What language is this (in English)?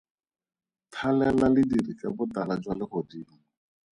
Tswana